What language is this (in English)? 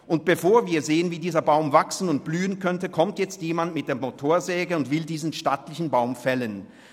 Swiss German